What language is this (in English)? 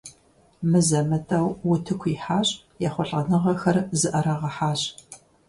Kabardian